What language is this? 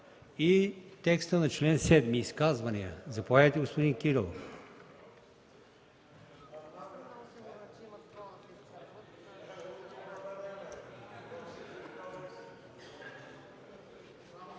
Bulgarian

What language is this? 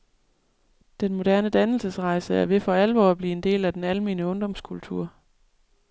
Danish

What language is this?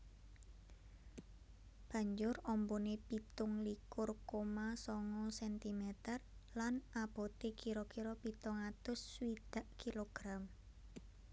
Javanese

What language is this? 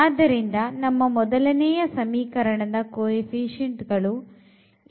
Kannada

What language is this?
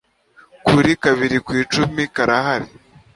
Kinyarwanda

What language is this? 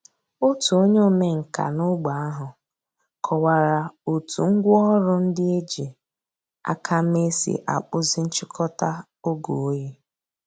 Igbo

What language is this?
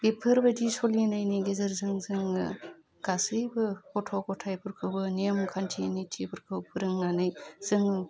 Bodo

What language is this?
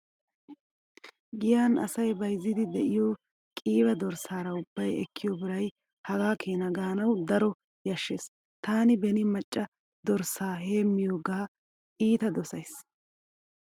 Wolaytta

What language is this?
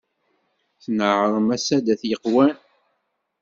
Kabyle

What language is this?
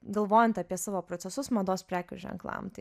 Lithuanian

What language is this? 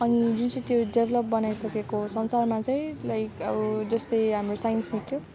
Nepali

